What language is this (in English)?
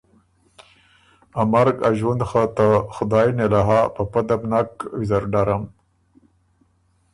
Ormuri